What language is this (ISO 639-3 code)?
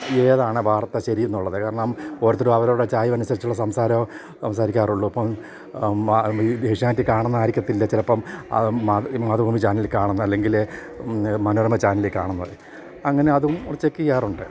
mal